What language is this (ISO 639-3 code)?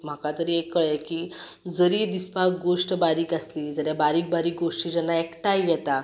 kok